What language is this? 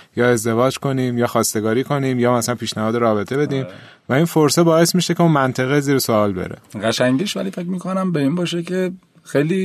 Persian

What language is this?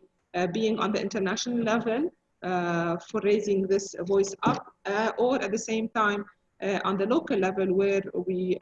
English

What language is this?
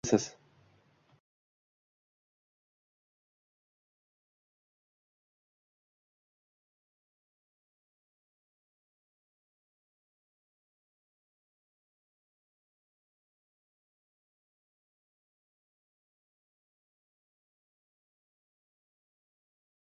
Uzbek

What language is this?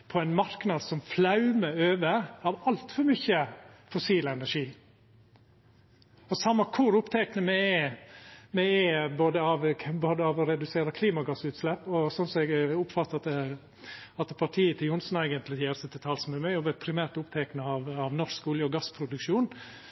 Norwegian Nynorsk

